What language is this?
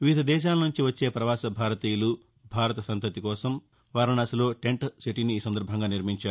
Telugu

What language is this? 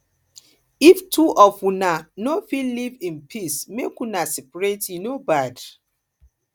Nigerian Pidgin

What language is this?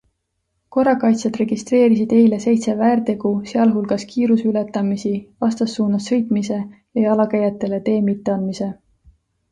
Estonian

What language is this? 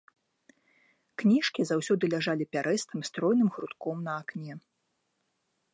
Belarusian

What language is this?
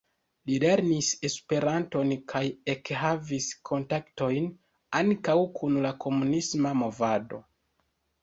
Esperanto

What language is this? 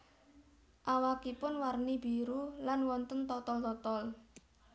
Javanese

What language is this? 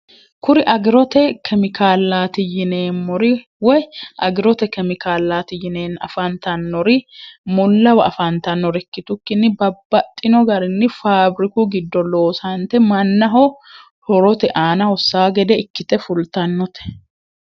Sidamo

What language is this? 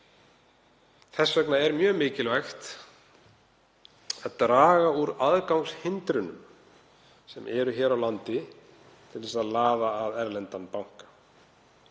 Icelandic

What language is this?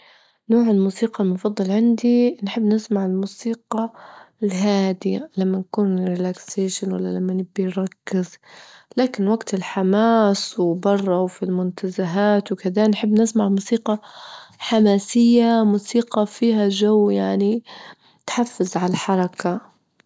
Libyan Arabic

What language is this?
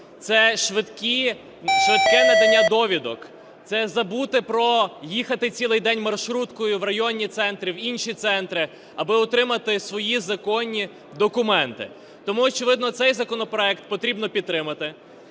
Ukrainian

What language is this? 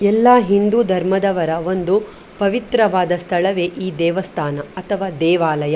Kannada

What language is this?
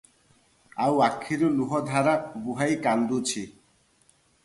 Odia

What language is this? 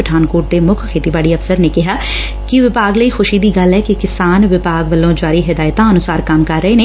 Punjabi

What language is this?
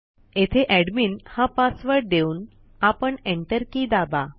Marathi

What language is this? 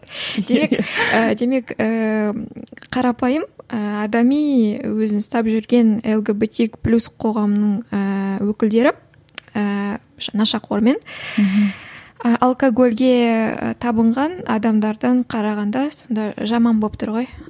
Kazakh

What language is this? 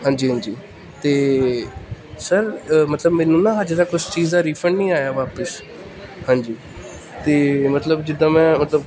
Punjabi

